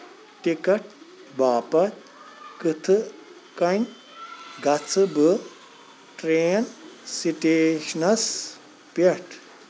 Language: Kashmiri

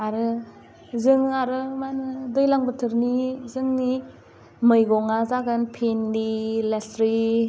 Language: Bodo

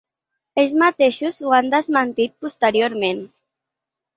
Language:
Catalan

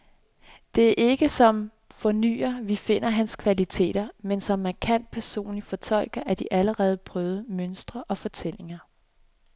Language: Danish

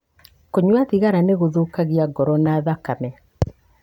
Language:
Kikuyu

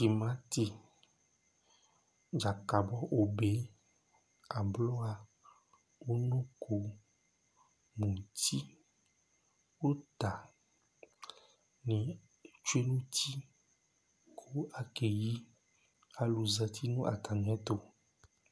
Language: Ikposo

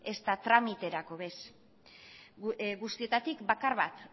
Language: Basque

